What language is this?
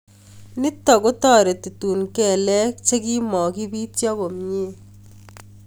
Kalenjin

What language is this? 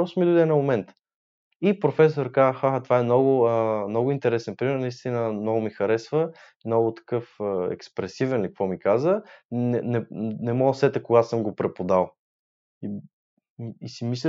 Bulgarian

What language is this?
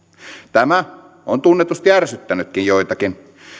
Finnish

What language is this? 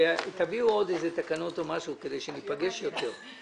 Hebrew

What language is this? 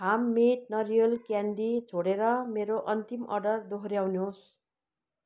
Nepali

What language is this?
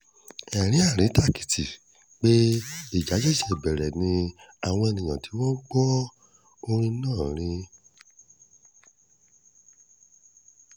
Yoruba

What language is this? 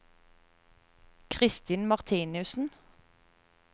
Norwegian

